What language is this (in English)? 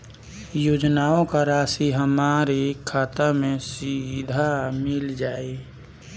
Bhojpuri